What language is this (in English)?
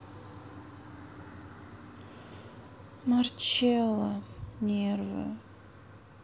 Russian